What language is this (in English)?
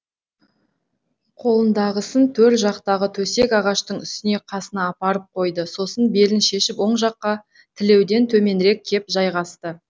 Kazakh